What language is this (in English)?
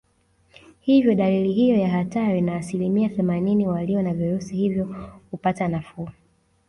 Swahili